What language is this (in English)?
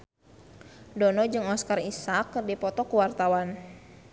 Sundanese